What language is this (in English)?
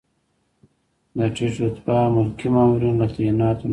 Pashto